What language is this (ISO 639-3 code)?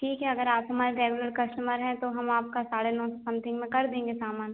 hin